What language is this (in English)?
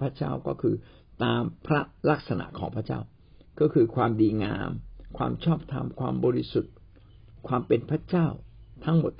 Thai